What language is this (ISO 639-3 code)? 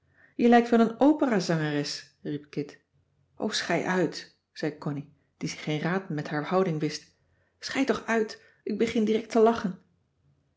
nld